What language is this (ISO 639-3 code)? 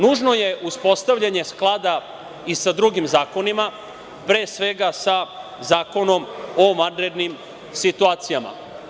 srp